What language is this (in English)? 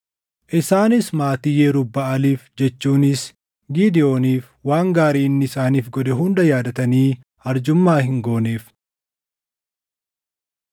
Oromo